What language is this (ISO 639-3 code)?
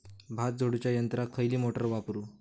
mar